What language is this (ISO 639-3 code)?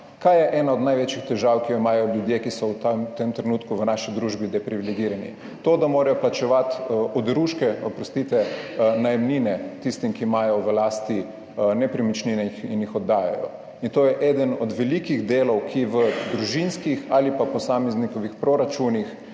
slv